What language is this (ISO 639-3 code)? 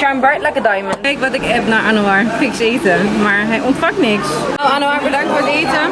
nld